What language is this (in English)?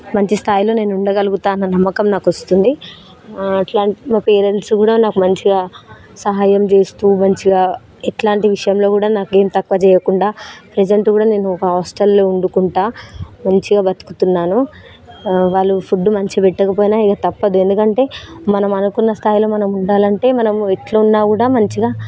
Telugu